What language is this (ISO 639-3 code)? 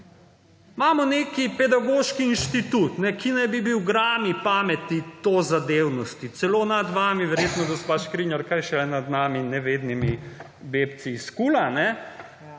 slv